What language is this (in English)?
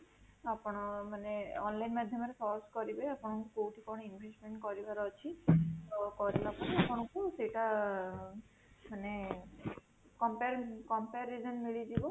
Odia